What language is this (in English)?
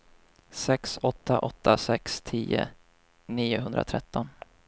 Swedish